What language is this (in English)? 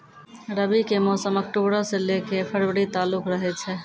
Maithili